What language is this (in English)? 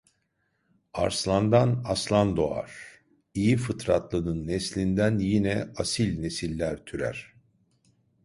Turkish